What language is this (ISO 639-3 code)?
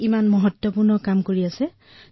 asm